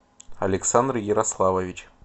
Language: Russian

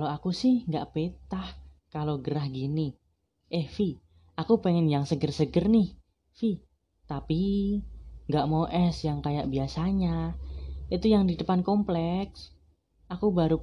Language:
Indonesian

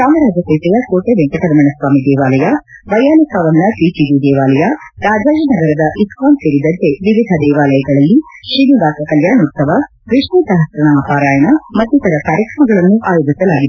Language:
Kannada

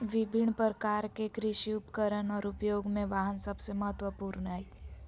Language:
Magahi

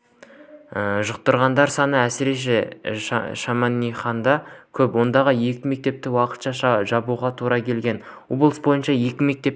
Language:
Kazakh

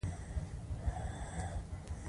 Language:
Pashto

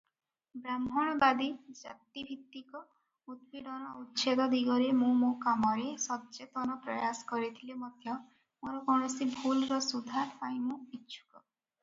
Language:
Odia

